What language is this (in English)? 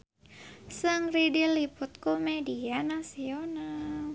Sundanese